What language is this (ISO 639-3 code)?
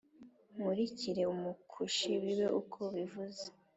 kin